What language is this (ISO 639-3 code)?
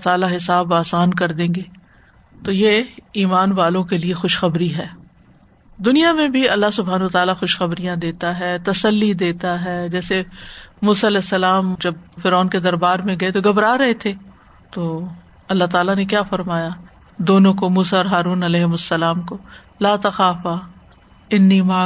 urd